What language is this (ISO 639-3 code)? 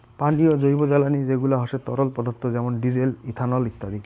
ben